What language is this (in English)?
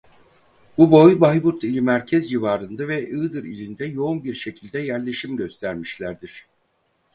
Turkish